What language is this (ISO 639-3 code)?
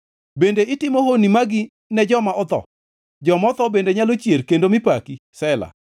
luo